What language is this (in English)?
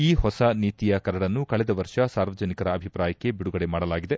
Kannada